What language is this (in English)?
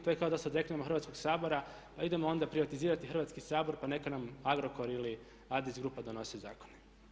Croatian